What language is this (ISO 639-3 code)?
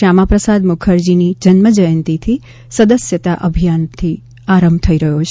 guj